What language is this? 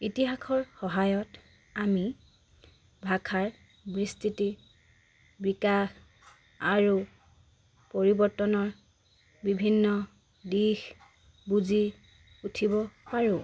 Assamese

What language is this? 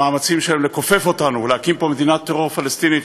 Hebrew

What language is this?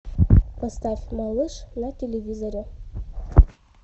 Russian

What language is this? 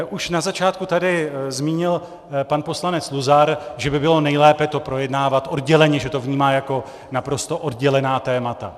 Czech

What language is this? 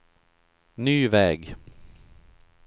Swedish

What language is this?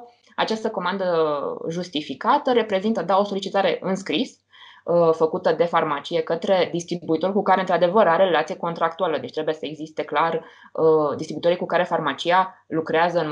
Romanian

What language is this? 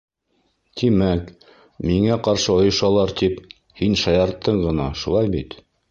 Bashkir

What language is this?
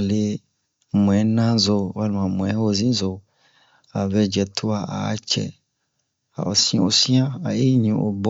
Bomu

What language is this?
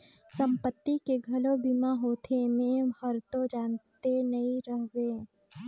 Chhattisgarhi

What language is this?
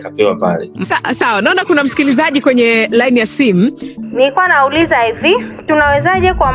Swahili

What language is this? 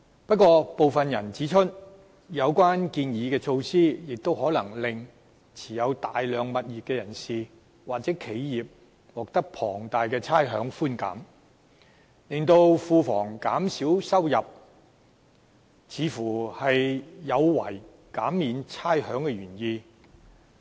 Cantonese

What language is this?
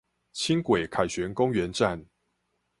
Chinese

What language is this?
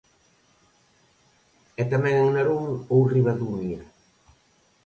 Galician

